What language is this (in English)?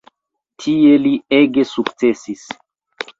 Esperanto